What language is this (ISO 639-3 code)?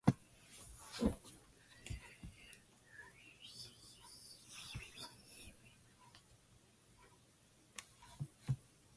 eng